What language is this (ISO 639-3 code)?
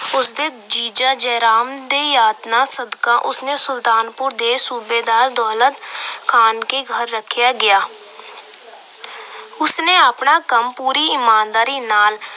pan